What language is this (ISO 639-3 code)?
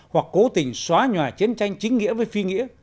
vie